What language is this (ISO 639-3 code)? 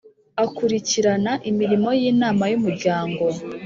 kin